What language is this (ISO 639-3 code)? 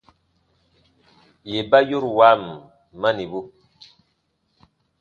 bba